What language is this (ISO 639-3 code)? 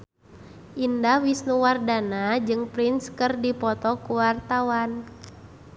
sun